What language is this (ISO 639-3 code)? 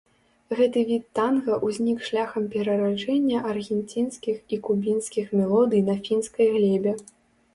bel